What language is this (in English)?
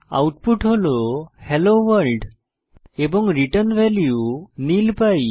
Bangla